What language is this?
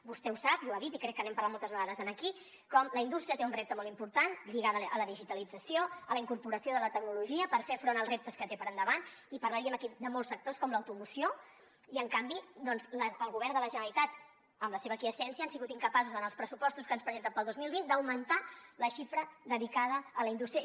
Catalan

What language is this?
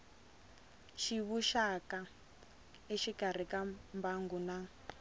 Tsonga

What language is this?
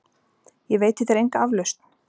Icelandic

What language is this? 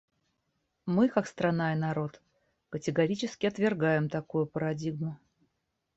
Russian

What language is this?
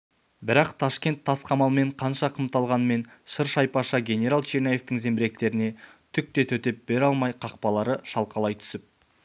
Kazakh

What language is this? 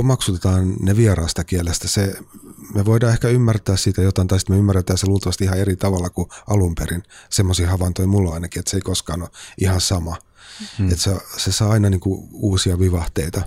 Finnish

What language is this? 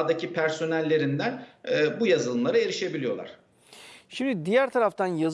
Turkish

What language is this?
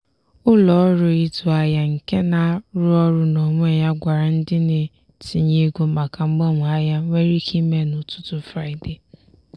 Igbo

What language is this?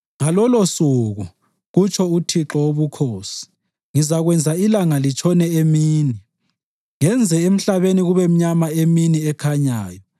North Ndebele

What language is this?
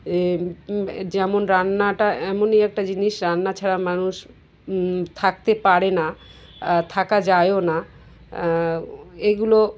Bangla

